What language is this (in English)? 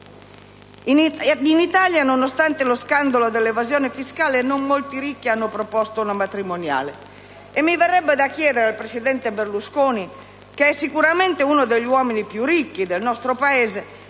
Italian